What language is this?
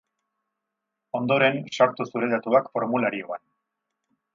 Basque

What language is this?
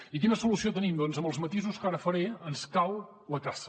Catalan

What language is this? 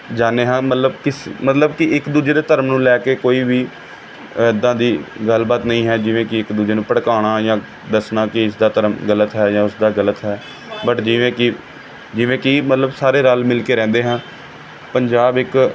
Punjabi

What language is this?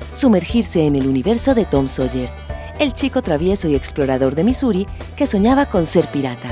Spanish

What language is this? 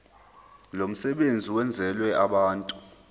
Zulu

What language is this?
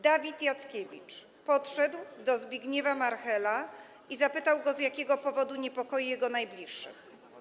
Polish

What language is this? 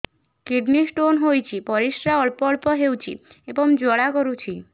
Odia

